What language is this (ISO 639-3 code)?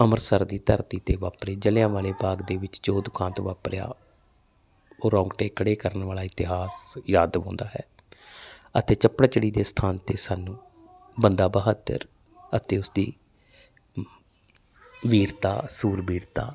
pan